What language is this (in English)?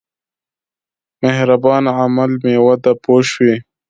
Pashto